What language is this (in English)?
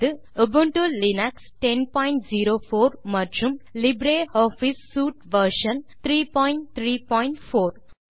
Tamil